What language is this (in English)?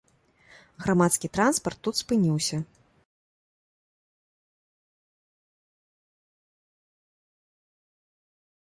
Belarusian